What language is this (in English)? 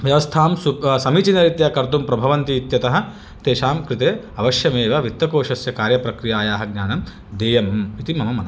Sanskrit